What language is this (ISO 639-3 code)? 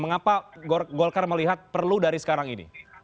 ind